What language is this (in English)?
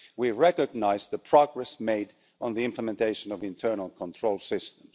English